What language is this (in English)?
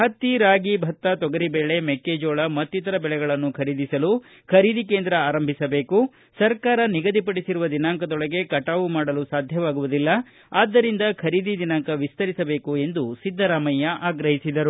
Kannada